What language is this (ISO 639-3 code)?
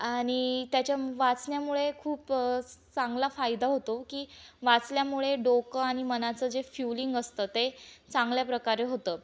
mar